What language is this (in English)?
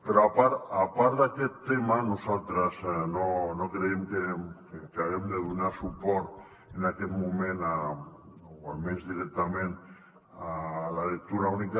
Catalan